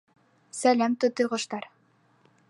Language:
Bashkir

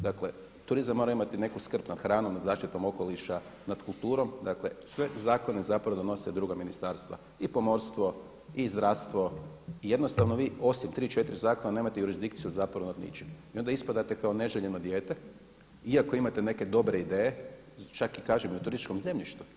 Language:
Croatian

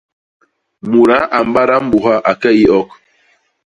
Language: Basaa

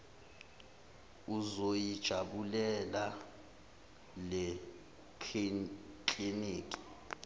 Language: Zulu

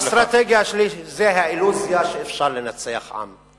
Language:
Hebrew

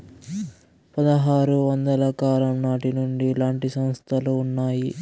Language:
Telugu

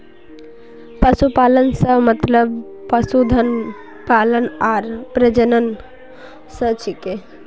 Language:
Magahi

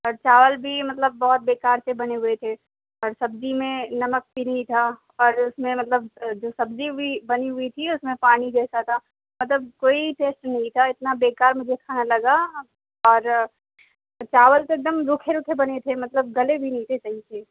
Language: Urdu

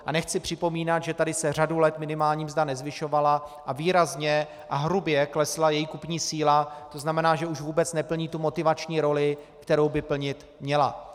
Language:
Czech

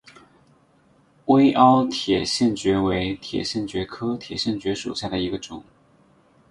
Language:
Chinese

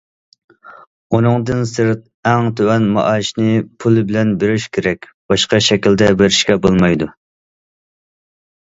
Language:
Uyghur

